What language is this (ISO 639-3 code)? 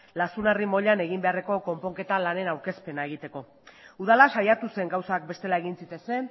eus